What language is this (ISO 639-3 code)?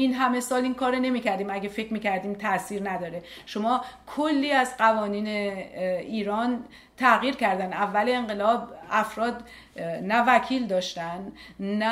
fas